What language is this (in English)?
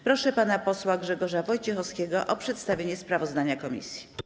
Polish